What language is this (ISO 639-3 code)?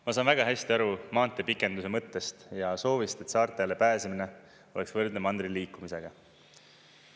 est